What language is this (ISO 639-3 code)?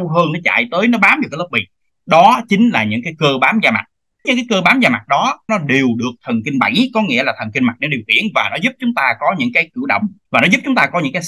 vie